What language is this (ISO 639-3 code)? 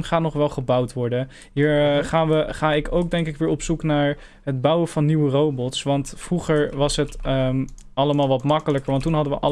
nld